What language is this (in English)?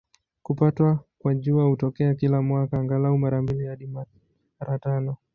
Swahili